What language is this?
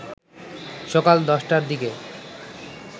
Bangla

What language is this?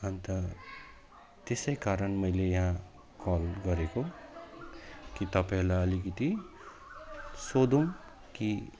Nepali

